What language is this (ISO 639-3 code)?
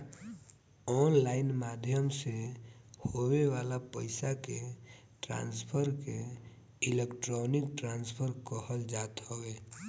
bho